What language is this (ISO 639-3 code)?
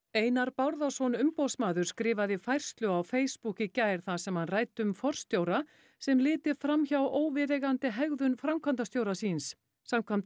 isl